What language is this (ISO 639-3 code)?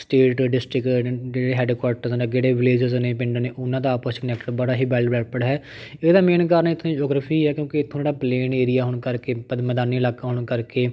pan